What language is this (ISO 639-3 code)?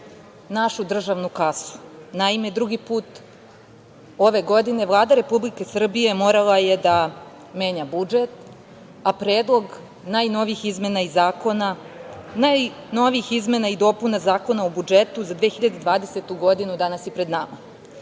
srp